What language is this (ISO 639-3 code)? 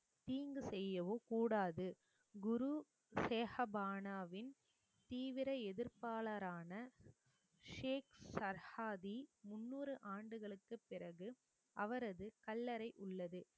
tam